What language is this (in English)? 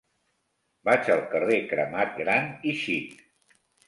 Catalan